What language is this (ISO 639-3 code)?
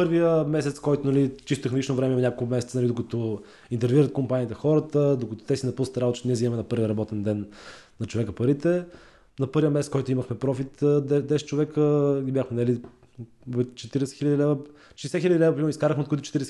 bul